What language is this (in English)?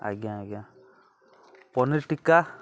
Odia